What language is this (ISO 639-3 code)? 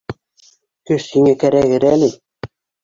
bak